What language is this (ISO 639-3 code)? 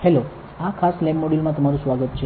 guj